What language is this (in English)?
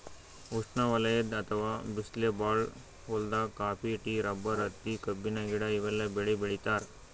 Kannada